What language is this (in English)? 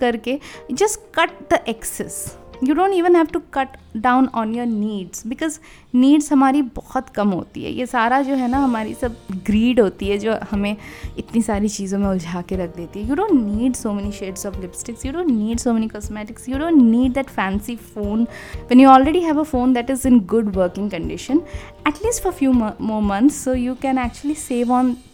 Hindi